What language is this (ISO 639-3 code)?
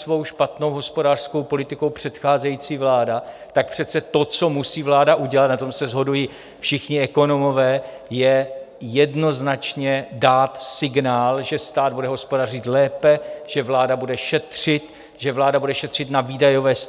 ces